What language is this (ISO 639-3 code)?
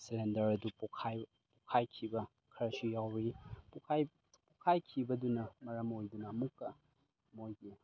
mni